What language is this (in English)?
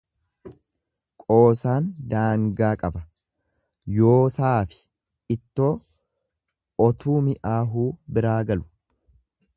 Oromo